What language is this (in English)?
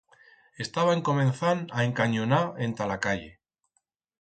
Aragonese